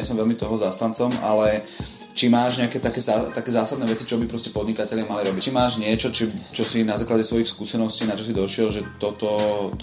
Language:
Slovak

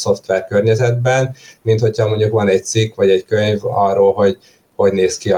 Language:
Hungarian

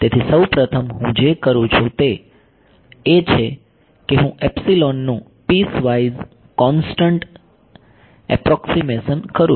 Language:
Gujarati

